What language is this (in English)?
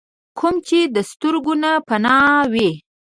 Pashto